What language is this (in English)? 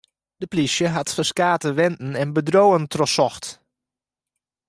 Western Frisian